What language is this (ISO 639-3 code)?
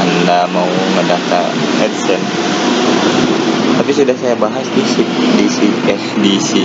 ind